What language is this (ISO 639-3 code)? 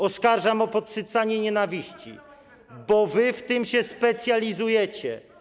pol